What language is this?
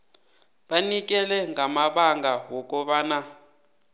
South Ndebele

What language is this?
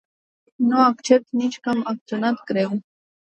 Romanian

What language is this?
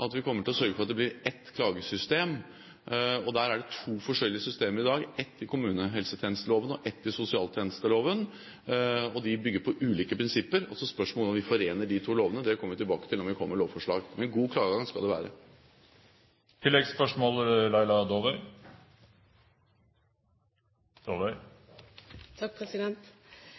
Norwegian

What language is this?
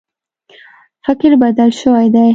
Pashto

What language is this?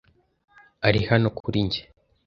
Kinyarwanda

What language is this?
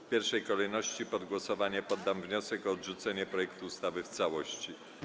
Polish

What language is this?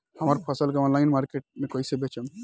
Bhojpuri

